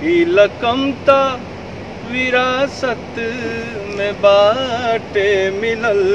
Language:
Hindi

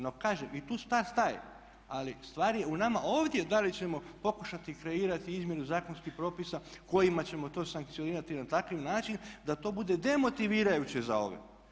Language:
Croatian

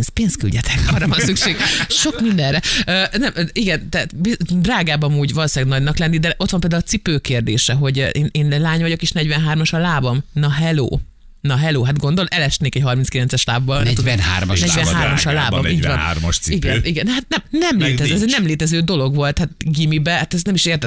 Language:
Hungarian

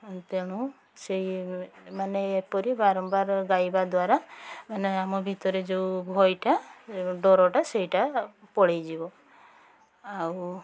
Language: Odia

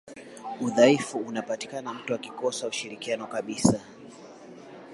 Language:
Swahili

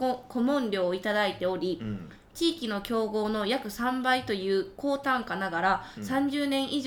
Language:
Japanese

